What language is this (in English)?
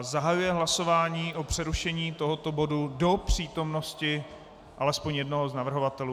Czech